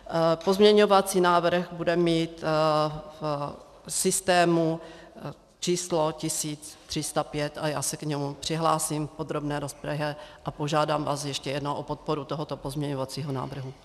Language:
Czech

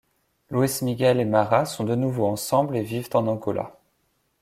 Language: French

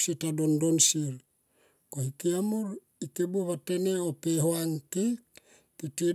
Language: Tomoip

